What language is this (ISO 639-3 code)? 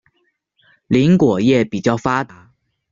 zho